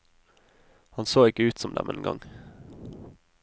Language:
Norwegian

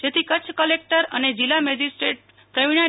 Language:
Gujarati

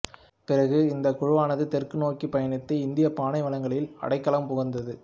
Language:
Tamil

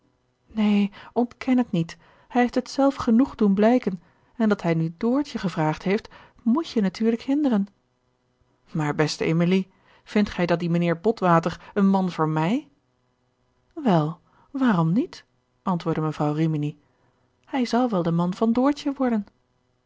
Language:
Dutch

